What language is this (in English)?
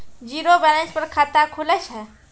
Maithili